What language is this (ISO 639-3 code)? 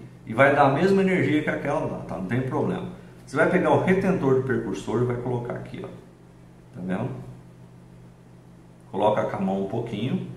por